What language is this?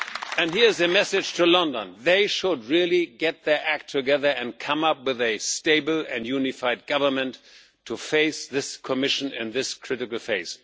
English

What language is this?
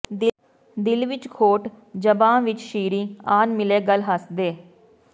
Punjabi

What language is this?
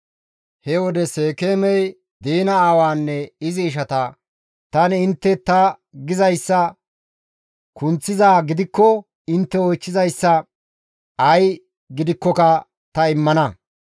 Gamo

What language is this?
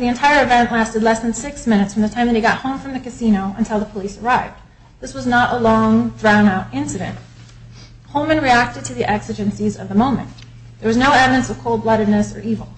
English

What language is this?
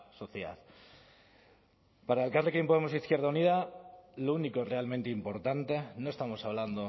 Spanish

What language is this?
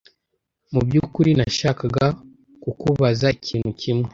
Kinyarwanda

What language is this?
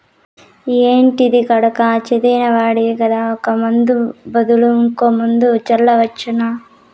Telugu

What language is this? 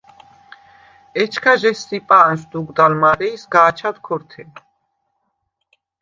Svan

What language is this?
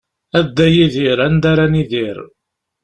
Kabyle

